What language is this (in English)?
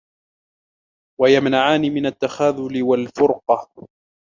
Arabic